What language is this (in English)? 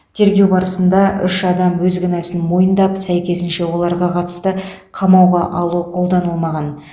Kazakh